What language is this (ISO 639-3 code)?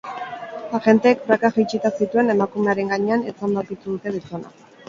eus